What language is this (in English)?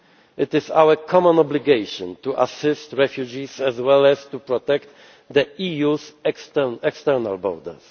English